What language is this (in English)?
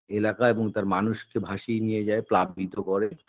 Bangla